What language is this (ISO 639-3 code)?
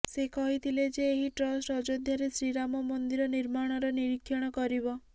ori